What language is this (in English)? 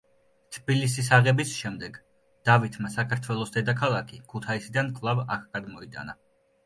Georgian